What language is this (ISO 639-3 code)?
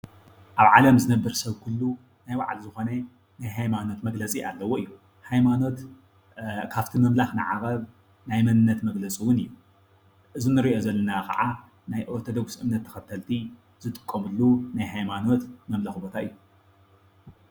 tir